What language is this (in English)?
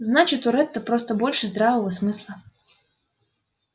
Russian